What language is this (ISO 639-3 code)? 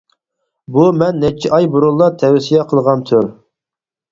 uig